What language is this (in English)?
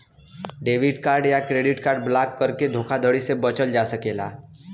Bhojpuri